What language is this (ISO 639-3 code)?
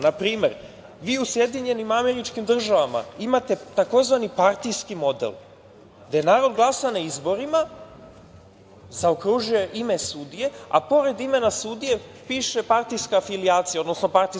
srp